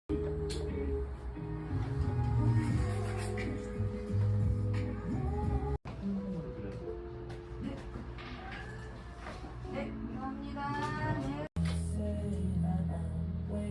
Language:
Korean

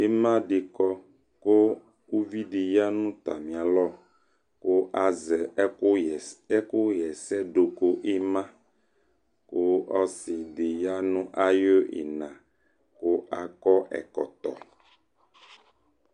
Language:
Ikposo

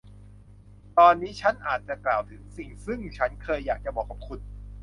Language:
Thai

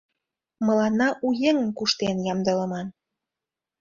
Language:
Mari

